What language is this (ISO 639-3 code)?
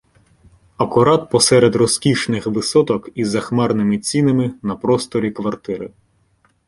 ukr